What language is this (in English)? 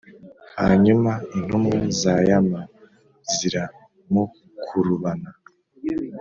Kinyarwanda